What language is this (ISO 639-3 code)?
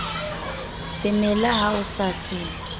sot